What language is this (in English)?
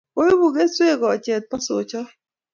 Kalenjin